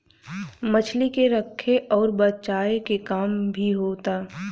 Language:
Bhojpuri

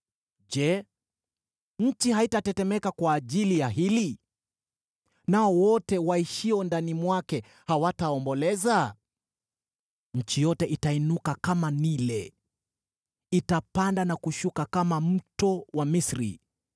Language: Swahili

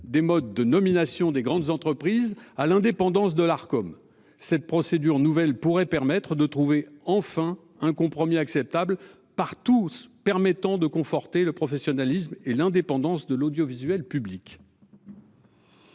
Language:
French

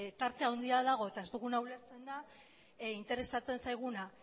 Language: Basque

